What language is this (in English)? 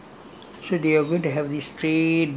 English